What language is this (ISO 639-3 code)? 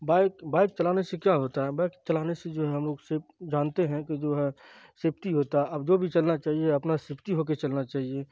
urd